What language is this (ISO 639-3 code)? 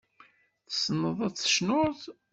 kab